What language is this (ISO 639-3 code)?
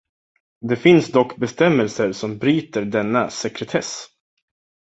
swe